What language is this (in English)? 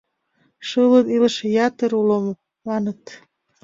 Mari